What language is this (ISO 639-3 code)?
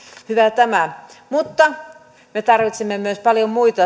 fin